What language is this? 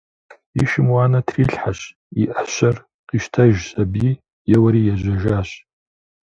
Kabardian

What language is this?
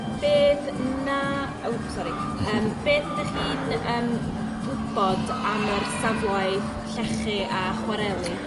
Welsh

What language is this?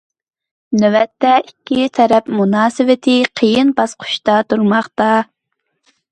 Uyghur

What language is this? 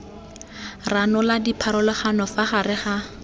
Tswana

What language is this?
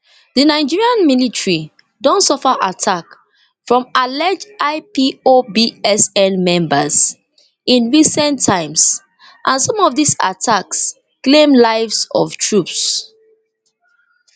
Nigerian Pidgin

